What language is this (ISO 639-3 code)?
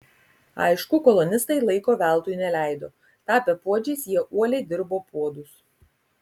lit